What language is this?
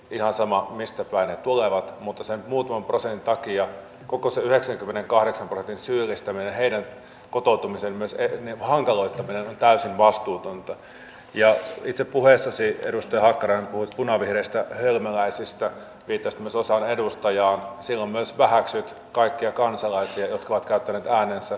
Finnish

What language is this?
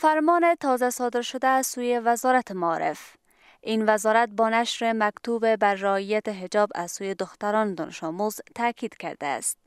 Persian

